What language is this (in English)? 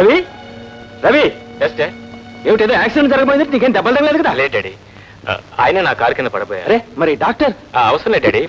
Indonesian